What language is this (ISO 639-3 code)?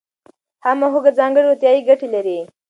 pus